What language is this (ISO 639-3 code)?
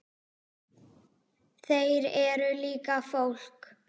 isl